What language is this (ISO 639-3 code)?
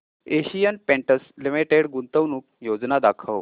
mar